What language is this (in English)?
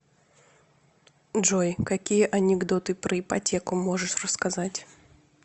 Russian